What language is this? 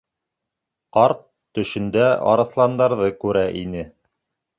Bashkir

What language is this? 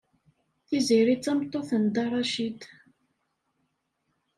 Kabyle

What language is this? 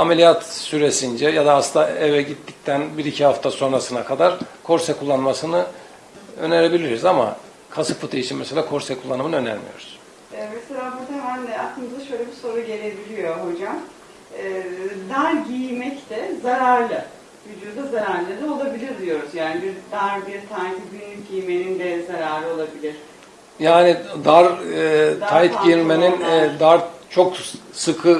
Turkish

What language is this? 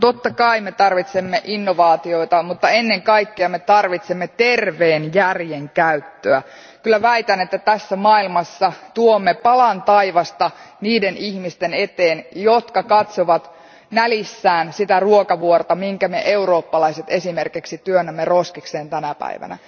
Finnish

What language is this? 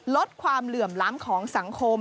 Thai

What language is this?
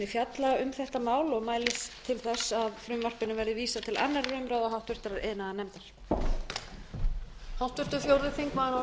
Icelandic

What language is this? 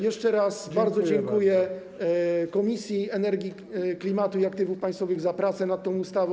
Polish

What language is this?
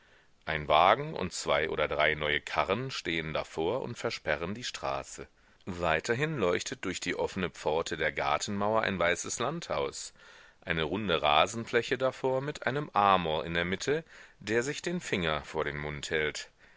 German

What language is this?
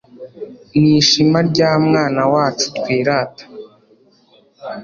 Kinyarwanda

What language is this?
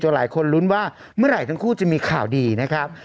Thai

